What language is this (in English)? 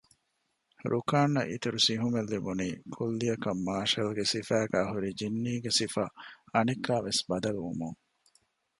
Divehi